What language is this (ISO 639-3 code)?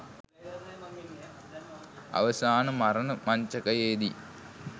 sin